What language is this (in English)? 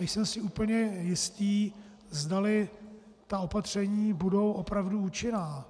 Czech